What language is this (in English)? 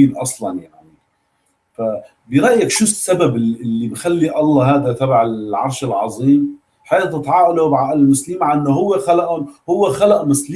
Arabic